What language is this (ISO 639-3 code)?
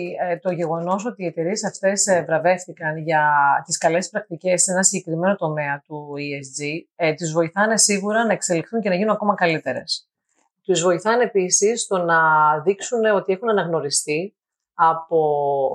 ell